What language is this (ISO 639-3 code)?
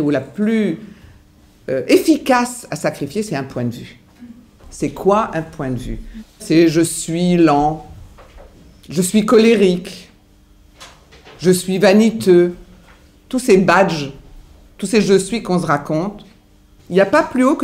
fra